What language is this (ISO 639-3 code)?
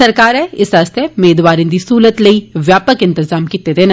doi